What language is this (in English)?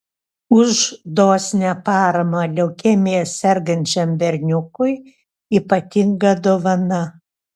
Lithuanian